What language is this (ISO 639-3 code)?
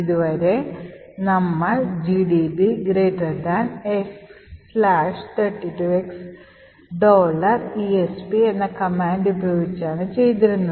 mal